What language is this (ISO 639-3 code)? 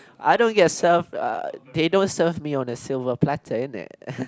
eng